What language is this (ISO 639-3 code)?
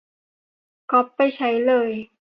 tha